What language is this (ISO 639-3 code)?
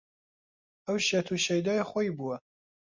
ckb